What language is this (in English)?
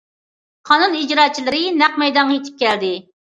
Uyghur